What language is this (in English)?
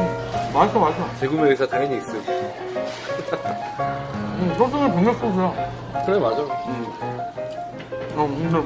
Korean